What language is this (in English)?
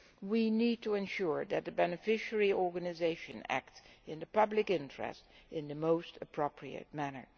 English